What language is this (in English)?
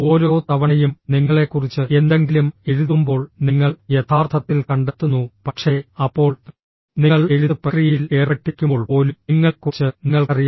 Malayalam